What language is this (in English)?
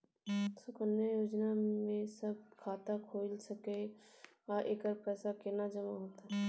Maithili